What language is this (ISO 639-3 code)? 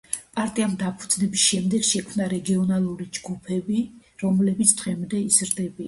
kat